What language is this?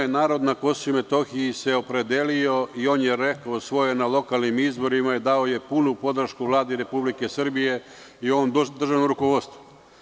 Serbian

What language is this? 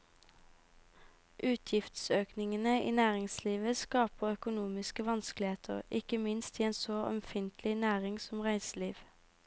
Norwegian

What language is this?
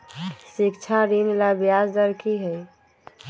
Magahi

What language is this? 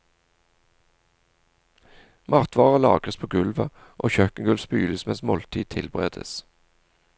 Norwegian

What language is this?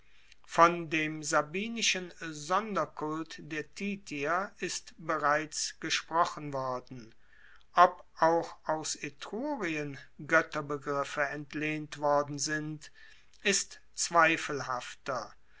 German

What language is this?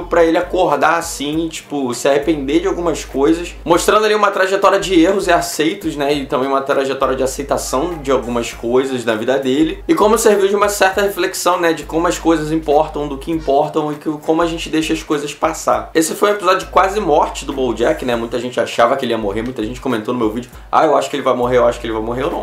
Portuguese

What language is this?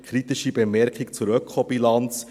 Swiss German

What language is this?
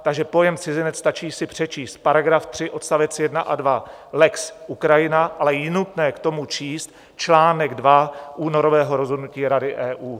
Czech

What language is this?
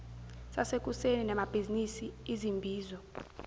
Zulu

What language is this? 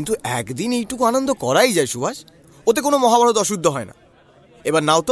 Bangla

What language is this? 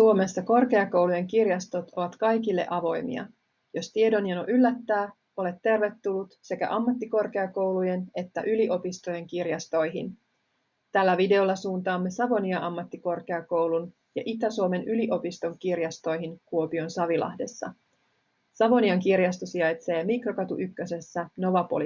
Finnish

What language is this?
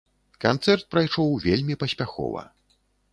Belarusian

